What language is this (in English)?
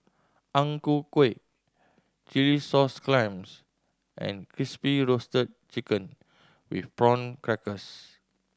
English